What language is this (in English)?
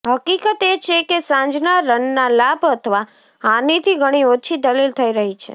Gujarati